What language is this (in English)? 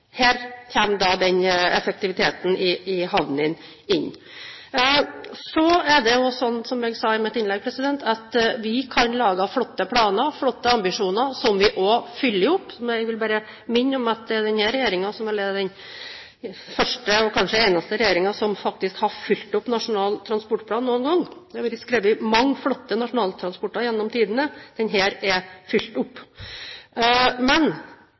Norwegian Bokmål